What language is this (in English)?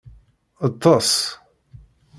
Kabyle